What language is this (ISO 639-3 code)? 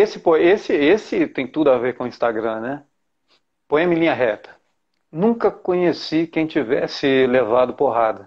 por